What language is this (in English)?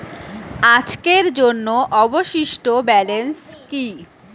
Bangla